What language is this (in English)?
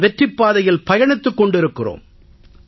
Tamil